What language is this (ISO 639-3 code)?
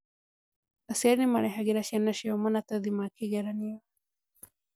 kik